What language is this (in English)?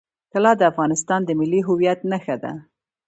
Pashto